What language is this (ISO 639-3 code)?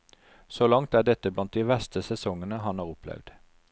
nor